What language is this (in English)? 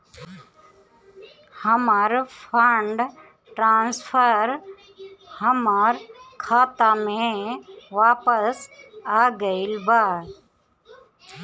Bhojpuri